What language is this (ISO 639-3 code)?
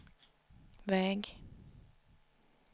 swe